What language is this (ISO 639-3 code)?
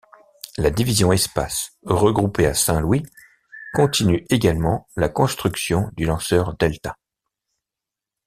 fra